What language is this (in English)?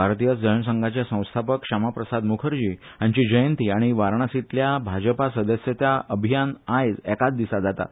Konkani